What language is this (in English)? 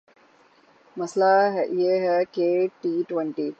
Urdu